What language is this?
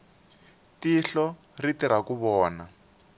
Tsonga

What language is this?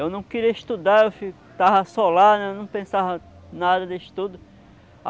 Portuguese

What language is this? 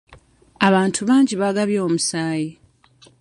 Ganda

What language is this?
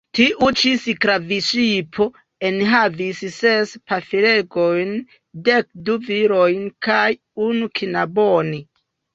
Esperanto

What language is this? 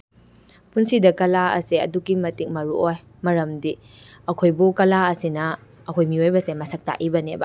Manipuri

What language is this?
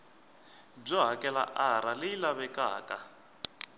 Tsonga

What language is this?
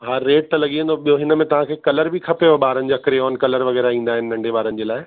Sindhi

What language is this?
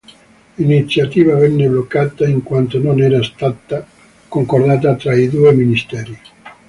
Italian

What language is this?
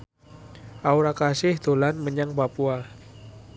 Javanese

